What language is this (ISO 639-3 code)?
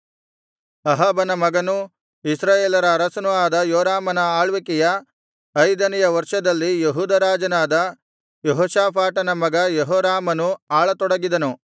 kan